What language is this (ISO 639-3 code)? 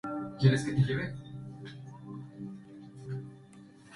spa